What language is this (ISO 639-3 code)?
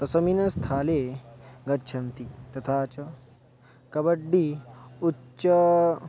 san